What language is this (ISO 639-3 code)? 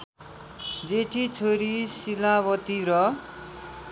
nep